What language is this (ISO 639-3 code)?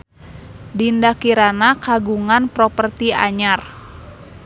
sun